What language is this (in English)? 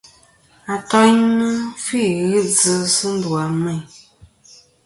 Kom